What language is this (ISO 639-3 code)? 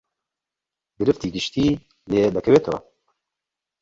ckb